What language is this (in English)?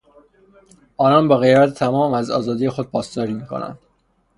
Persian